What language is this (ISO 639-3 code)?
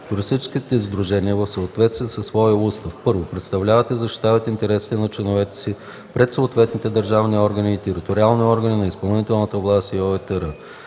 bul